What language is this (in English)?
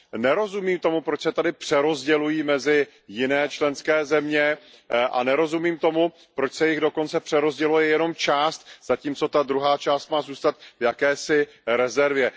Czech